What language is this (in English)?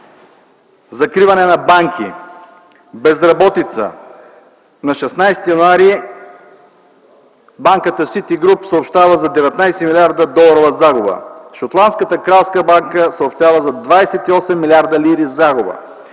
Bulgarian